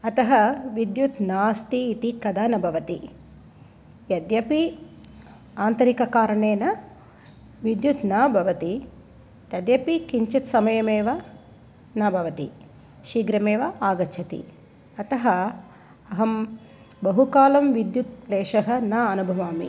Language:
Sanskrit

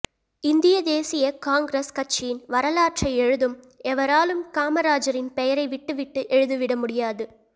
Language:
Tamil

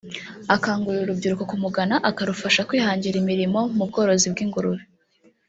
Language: Kinyarwanda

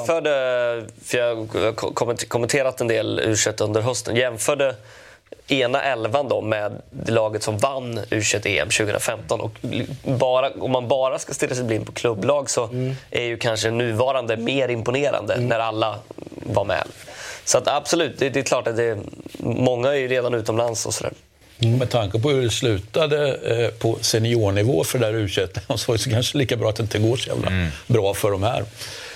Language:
Swedish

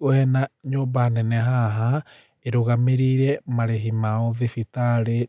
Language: Kikuyu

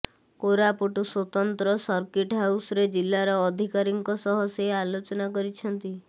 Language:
Odia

